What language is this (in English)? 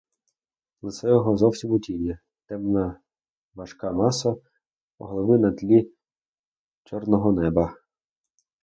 Ukrainian